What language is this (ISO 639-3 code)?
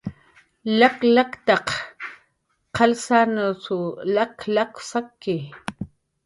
jqr